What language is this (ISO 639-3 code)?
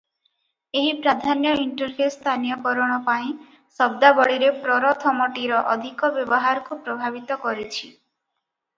ori